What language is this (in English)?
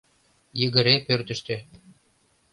Mari